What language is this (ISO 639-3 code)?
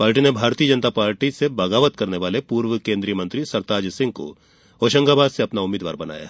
hin